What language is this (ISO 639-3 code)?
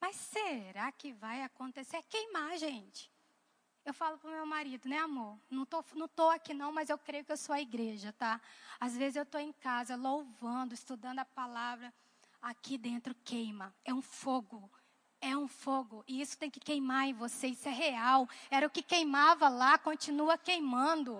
por